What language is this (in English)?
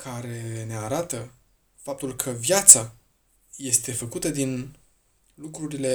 Romanian